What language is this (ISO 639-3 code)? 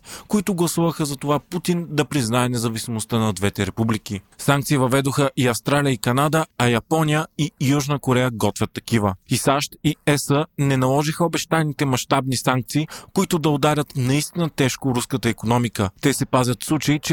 bul